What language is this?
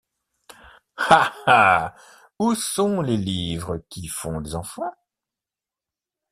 French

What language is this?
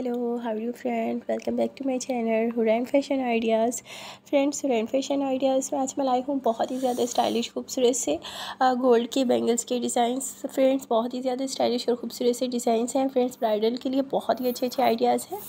Hindi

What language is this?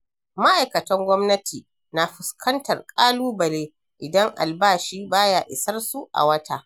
Hausa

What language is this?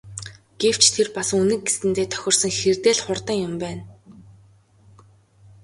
Mongolian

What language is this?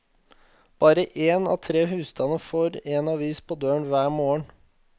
Norwegian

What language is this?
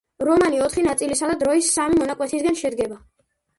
Georgian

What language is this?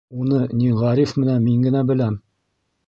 Bashkir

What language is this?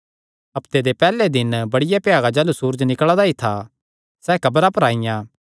Kangri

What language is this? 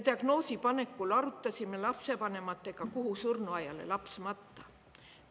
Estonian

